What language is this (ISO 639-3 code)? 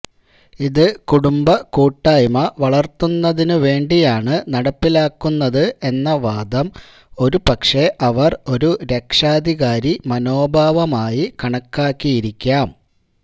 mal